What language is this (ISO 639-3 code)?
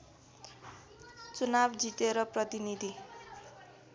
nep